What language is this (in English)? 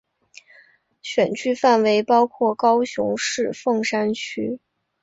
Chinese